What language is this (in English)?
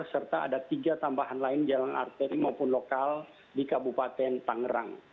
Indonesian